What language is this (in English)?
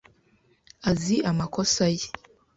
Kinyarwanda